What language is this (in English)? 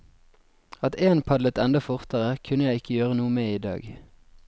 Norwegian